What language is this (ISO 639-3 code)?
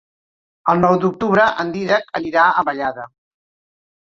cat